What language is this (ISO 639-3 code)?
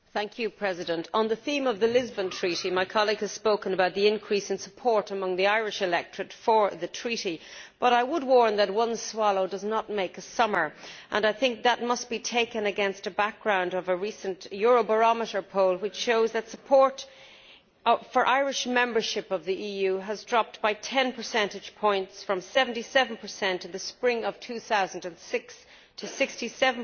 eng